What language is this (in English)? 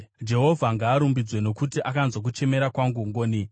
Shona